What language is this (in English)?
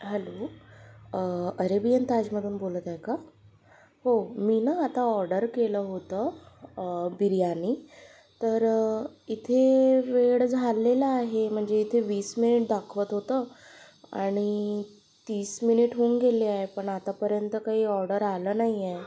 Marathi